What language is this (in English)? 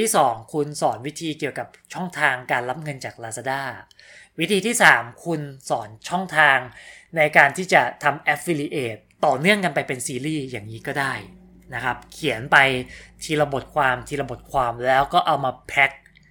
Thai